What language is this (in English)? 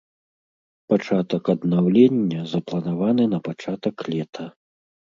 Belarusian